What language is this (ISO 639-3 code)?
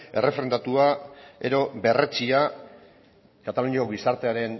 eus